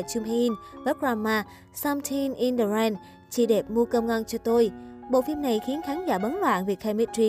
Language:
Vietnamese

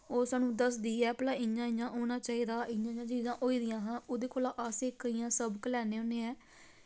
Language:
Dogri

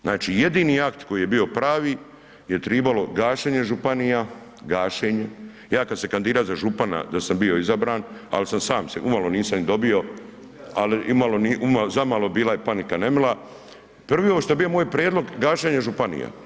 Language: Croatian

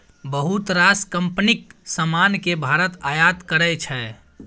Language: Maithili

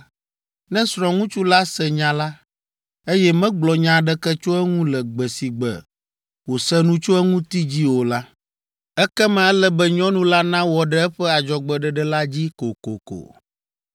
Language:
Ewe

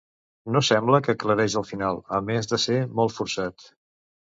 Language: Catalan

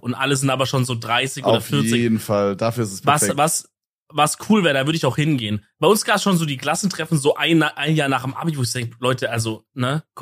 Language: German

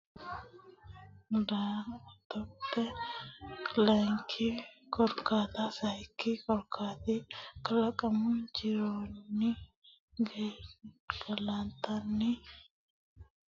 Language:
Sidamo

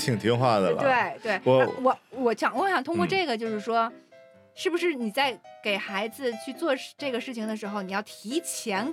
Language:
Chinese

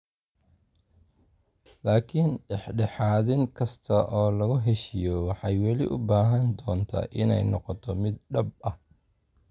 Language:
Somali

